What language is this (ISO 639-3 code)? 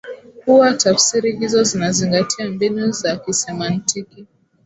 swa